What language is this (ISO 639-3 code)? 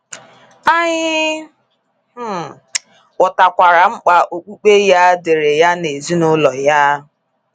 ibo